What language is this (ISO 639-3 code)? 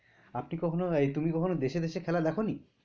ben